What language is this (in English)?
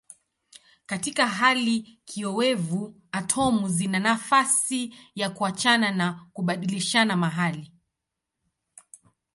Swahili